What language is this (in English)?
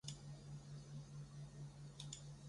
Chinese